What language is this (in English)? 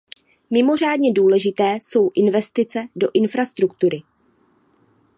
Czech